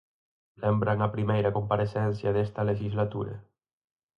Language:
Galician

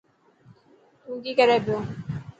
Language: Dhatki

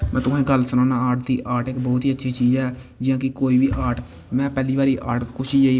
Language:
Dogri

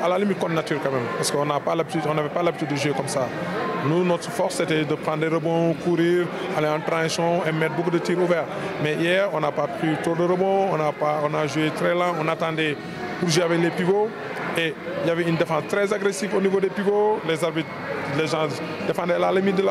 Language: French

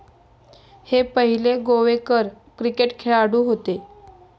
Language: Marathi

